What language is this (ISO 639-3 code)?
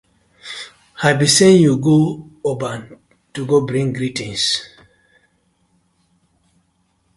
pcm